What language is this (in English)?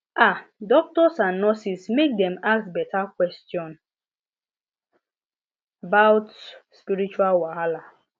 Nigerian Pidgin